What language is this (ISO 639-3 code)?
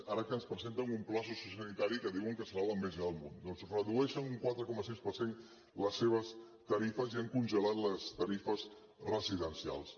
cat